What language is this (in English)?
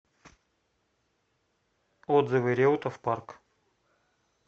Russian